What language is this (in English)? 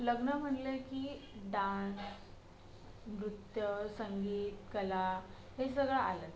Marathi